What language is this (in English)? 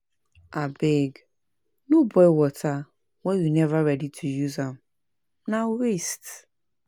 Nigerian Pidgin